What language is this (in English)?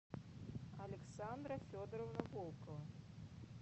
Russian